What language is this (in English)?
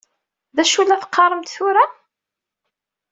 Kabyle